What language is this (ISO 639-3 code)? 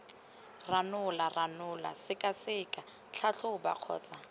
tsn